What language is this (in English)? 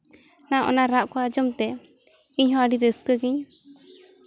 Santali